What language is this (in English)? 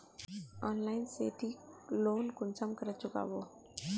Magahi